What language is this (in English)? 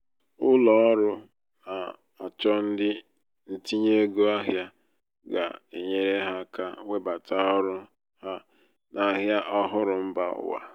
Igbo